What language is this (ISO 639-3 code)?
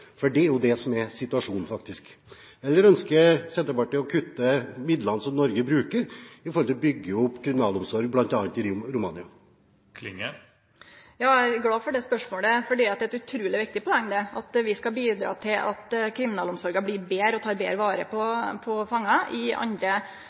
nor